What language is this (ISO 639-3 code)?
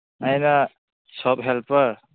mni